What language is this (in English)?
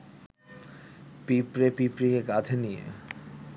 Bangla